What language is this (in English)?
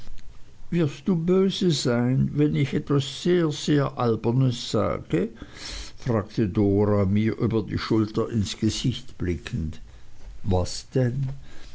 German